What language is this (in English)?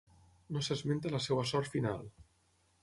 Catalan